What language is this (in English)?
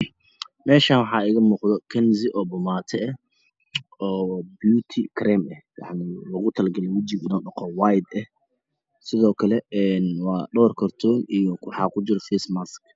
Somali